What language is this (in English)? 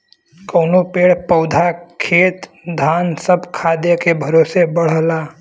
Bhojpuri